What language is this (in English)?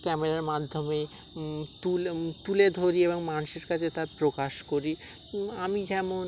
Bangla